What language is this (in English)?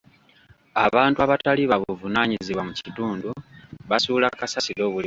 Ganda